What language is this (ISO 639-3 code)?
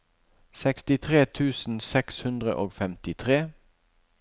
nor